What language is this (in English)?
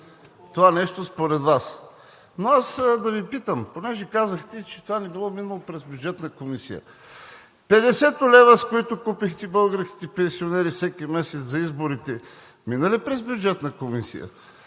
Bulgarian